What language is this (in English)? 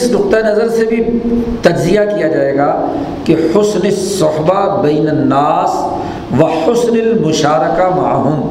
Urdu